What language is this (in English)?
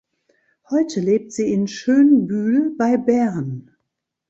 German